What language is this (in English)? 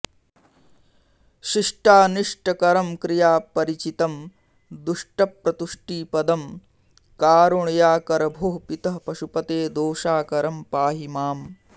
Sanskrit